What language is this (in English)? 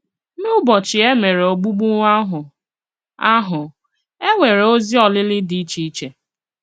Igbo